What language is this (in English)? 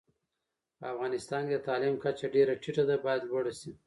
Pashto